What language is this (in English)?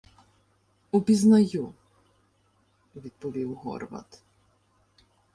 Ukrainian